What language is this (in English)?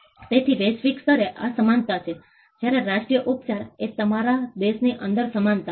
Gujarati